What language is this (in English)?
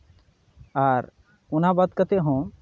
Santali